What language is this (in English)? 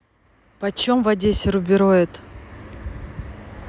Russian